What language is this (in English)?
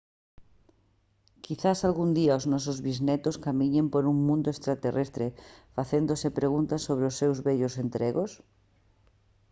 Galician